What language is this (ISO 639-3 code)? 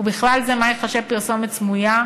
heb